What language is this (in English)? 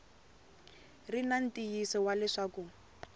Tsonga